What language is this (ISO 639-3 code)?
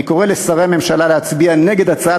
heb